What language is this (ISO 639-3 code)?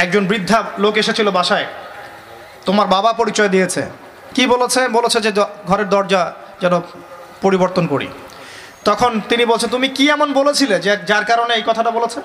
ben